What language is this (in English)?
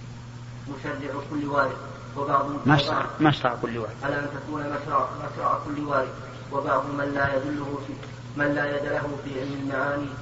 Arabic